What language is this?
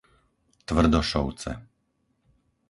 Slovak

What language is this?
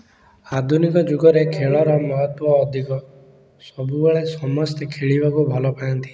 Odia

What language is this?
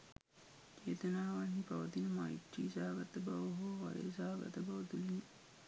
Sinhala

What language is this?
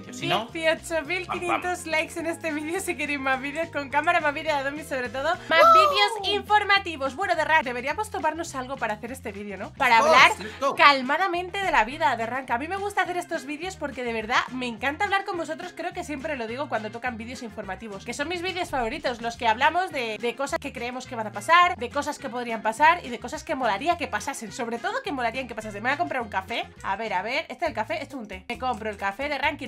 Spanish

